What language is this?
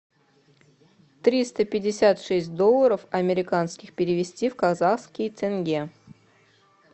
Russian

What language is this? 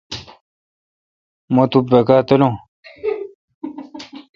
Kalkoti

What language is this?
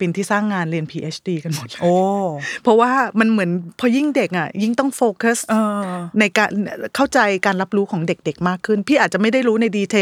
Thai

